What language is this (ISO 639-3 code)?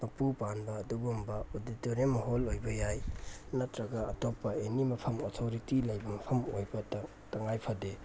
mni